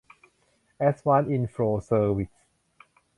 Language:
Thai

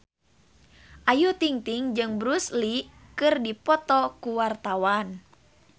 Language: Sundanese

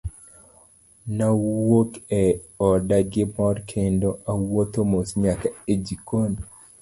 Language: Luo (Kenya and Tanzania)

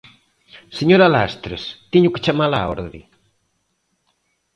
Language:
Galician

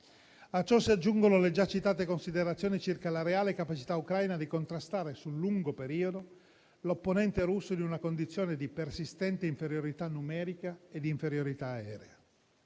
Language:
Italian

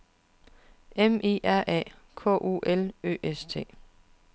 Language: Danish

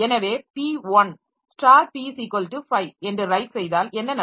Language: Tamil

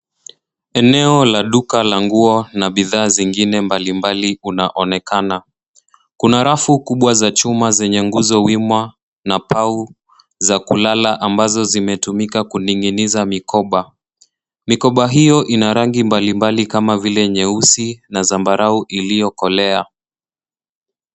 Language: Swahili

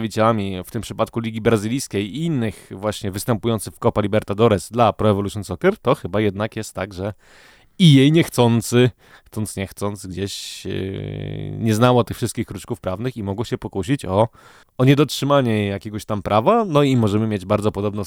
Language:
Polish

